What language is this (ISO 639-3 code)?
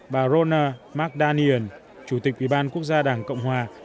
vie